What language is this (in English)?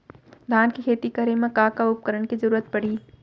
Chhattisgarhi